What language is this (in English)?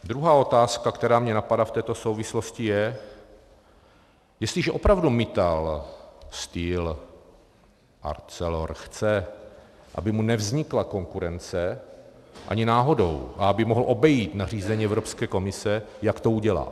Czech